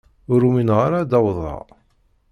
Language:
Kabyle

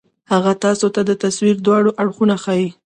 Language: Pashto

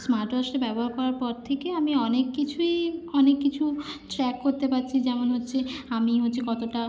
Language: Bangla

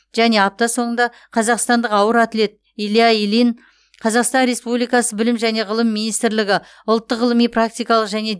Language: Kazakh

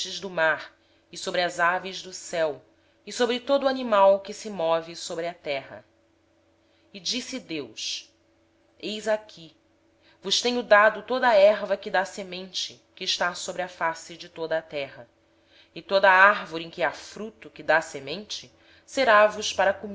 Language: Portuguese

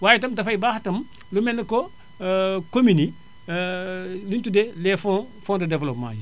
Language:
Wolof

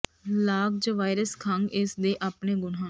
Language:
Punjabi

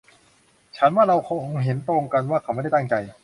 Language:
Thai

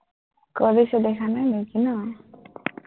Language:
Assamese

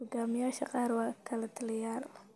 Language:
Somali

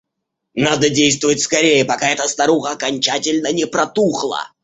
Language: Russian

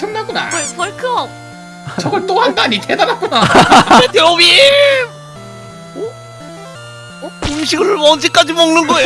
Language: Korean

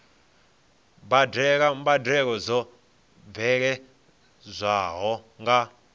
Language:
Venda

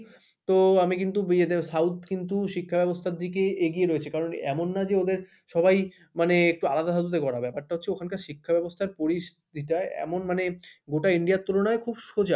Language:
Bangla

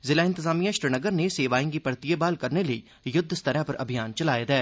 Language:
Dogri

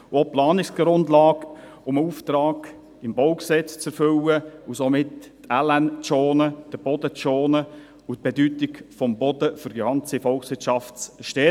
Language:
Swiss German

